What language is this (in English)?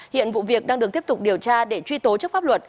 Vietnamese